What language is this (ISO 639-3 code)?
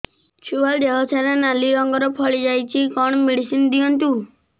ori